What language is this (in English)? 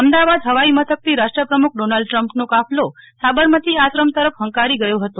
Gujarati